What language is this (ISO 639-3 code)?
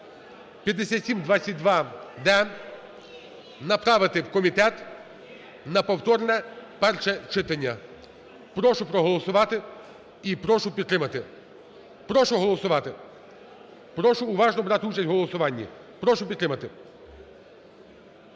ukr